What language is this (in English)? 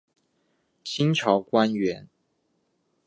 Chinese